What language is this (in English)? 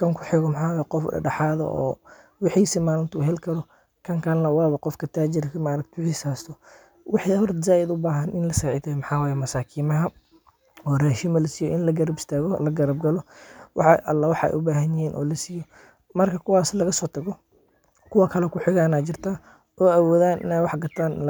Somali